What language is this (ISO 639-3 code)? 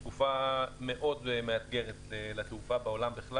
heb